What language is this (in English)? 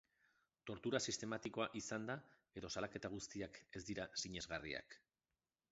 Basque